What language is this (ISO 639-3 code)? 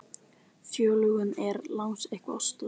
isl